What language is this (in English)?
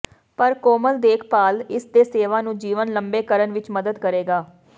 Punjabi